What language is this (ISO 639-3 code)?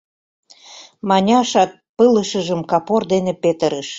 chm